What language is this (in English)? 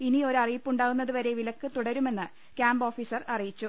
Malayalam